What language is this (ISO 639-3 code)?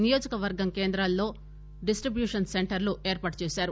tel